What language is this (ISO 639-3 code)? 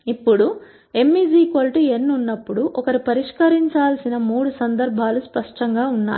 tel